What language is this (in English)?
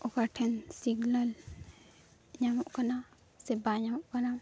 Santali